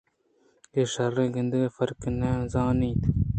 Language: Eastern Balochi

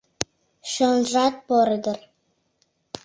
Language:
Mari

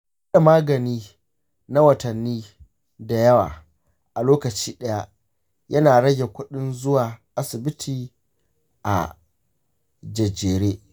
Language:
Hausa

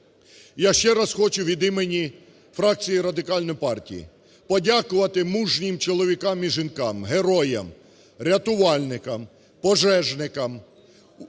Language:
Ukrainian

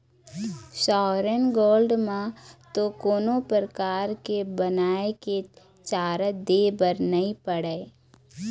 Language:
Chhattisgarhi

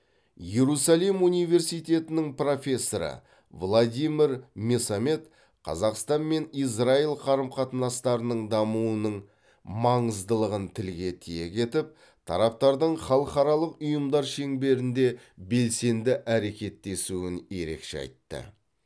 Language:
Kazakh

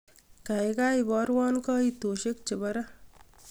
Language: Kalenjin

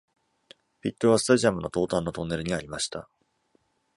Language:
Japanese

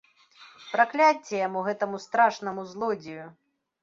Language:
Belarusian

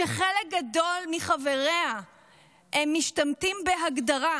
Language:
Hebrew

